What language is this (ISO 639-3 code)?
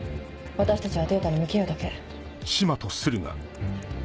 jpn